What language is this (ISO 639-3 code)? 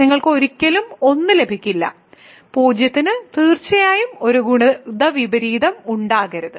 mal